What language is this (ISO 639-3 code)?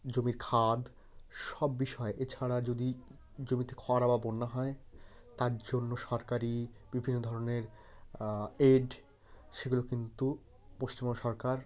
ben